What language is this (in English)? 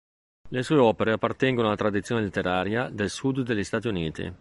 Italian